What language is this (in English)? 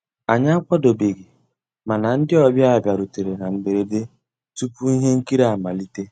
Igbo